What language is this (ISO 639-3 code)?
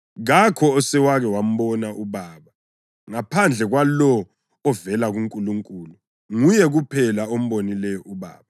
nde